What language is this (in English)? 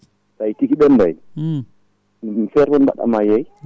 Fula